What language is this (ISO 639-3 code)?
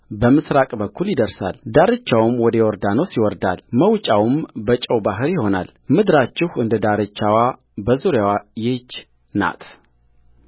amh